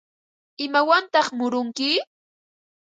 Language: Ambo-Pasco Quechua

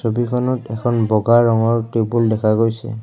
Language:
Assamese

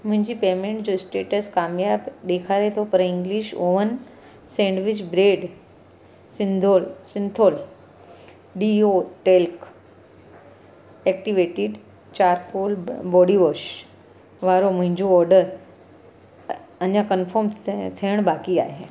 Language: Sindhi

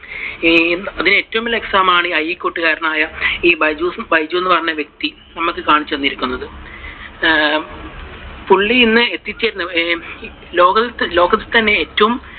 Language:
Malayalam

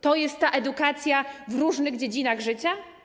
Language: Polish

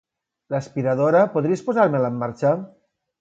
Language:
Catalan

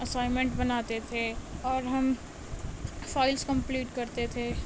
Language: Urdu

